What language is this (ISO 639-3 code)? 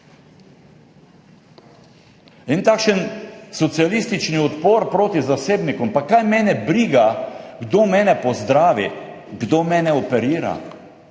slv